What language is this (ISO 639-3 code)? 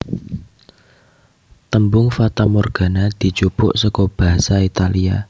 jav